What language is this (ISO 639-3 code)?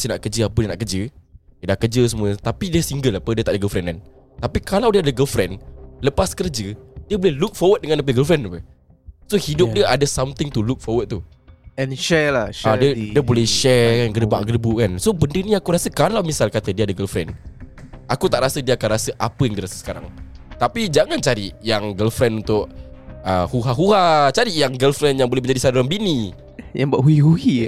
msa